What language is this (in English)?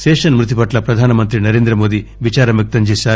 Telugu